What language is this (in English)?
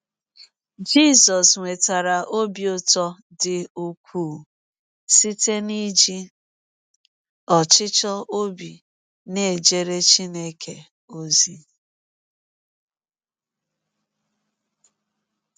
Igbo